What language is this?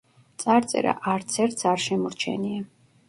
Georgian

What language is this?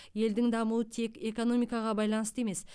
Kazakh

